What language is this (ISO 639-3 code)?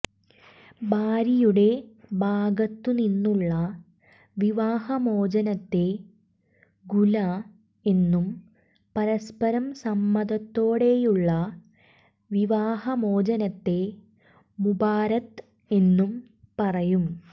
mal